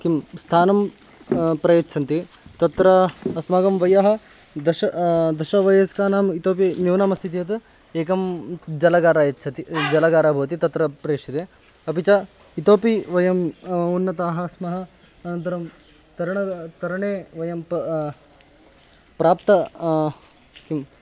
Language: Sanskrit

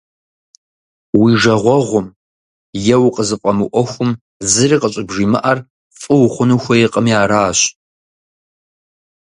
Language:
Kabardian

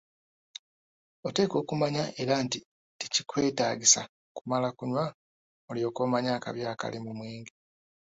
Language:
Ganda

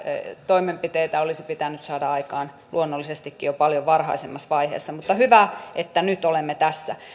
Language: Finnish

